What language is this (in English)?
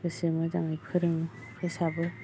Bodo